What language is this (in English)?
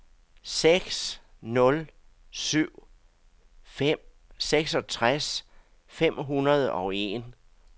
Danish